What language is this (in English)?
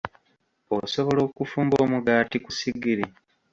Ganda